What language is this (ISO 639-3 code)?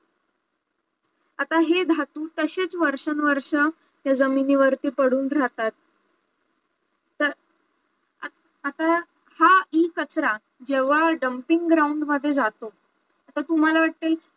mar